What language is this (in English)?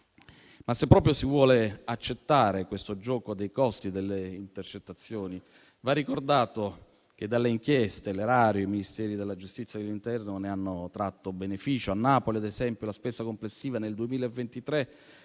Italian